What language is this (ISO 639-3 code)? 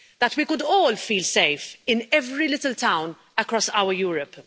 eng